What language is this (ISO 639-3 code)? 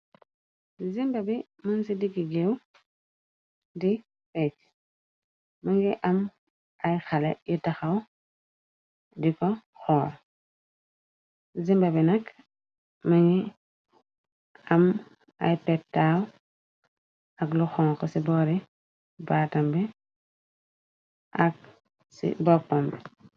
wol